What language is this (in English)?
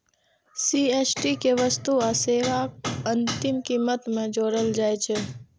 Maithili